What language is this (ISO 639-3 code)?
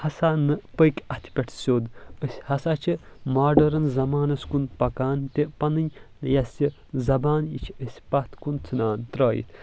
kas